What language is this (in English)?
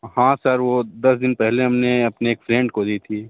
Hindi